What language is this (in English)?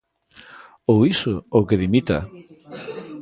Galician